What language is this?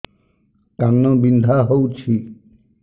Odia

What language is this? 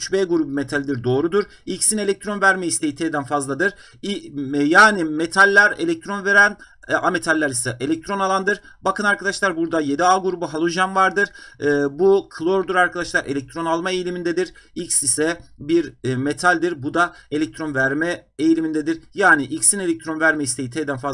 Turkish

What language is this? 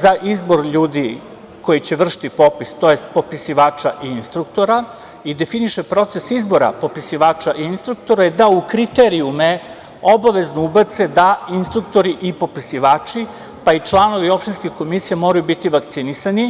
Serbian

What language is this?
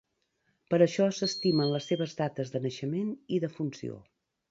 Catalan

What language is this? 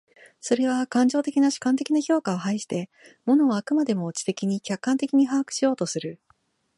Japanese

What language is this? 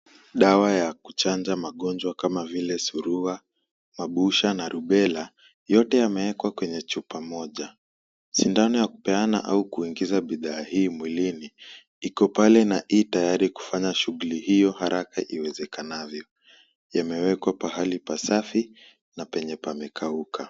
Swahili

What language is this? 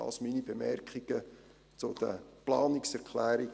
Swiss German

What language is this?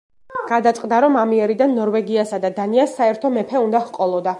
Georgian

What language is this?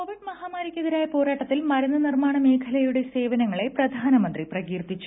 Malayalam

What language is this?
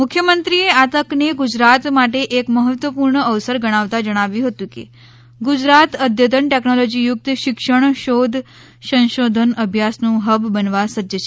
Gujarati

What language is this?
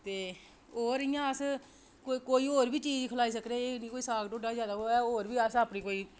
Dogri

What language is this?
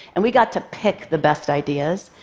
English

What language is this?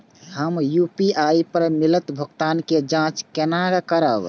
Maithili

